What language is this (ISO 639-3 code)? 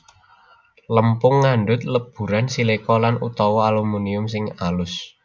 jav